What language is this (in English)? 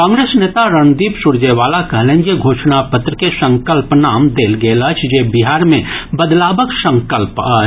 Maithili